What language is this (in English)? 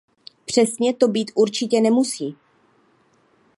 Czech